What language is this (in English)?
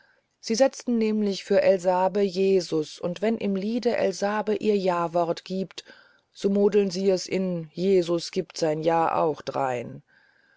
German